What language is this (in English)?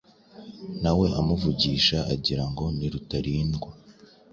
Kinyarwanda